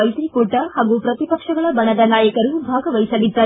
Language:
Kannada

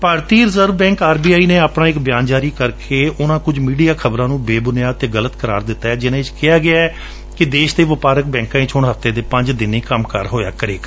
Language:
Punjabi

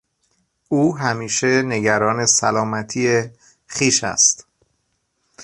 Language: Persian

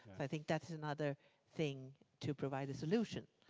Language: English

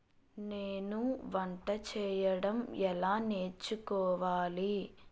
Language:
Telugu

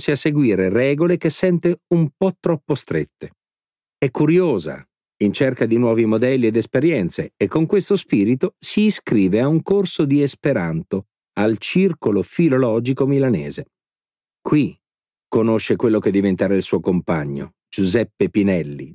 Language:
Italian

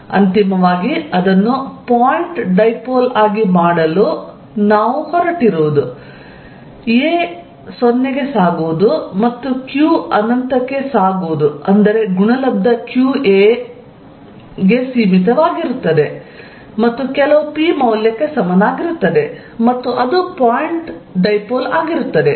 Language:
Kannada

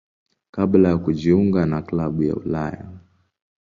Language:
Swahili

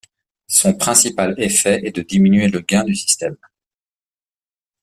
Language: French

